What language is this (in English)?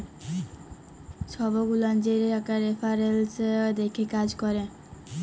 Bangla